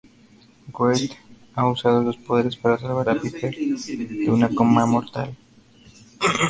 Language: Spanish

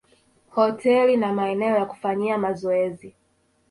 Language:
Swahili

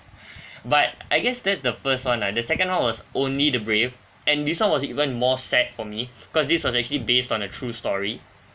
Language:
English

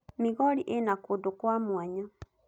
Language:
Kikuyu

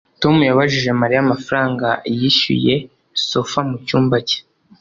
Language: Kinyarwanda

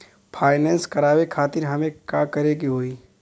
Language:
Bhojpuri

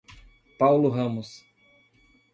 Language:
Portuguese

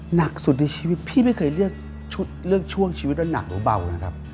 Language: Thai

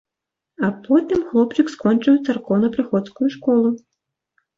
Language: Belarusian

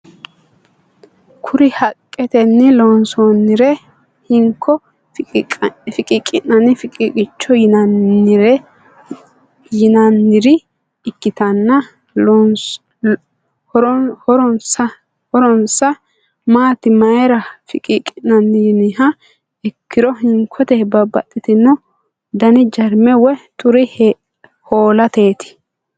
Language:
Sidamo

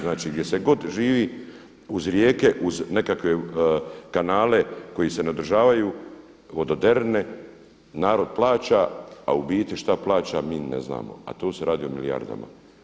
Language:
Croatian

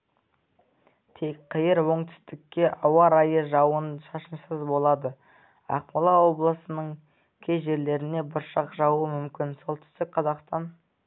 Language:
Kazakh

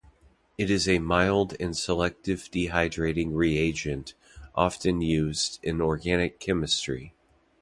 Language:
English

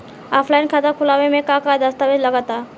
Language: Bhojpuri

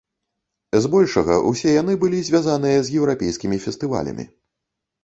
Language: Belarusian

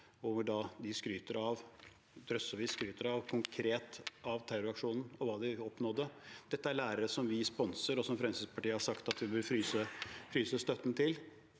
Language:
Norwegian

